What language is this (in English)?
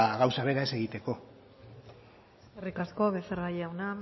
Basque